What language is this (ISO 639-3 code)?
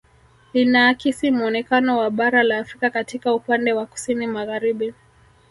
swa